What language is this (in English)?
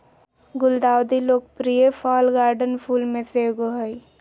Magahi